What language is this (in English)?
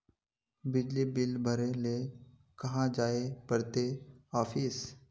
Magahi